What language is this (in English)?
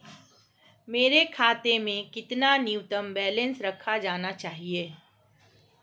Hindi